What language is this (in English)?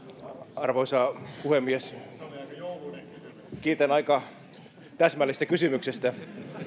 Finnish